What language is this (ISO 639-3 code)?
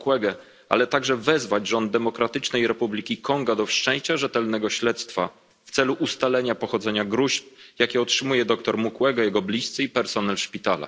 pol